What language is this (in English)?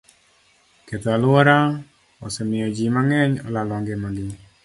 Luo (Kenya and Tanzania)